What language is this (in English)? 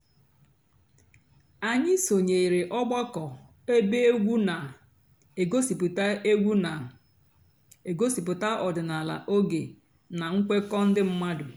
Igbo